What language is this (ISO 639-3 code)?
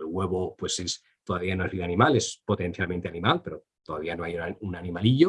spa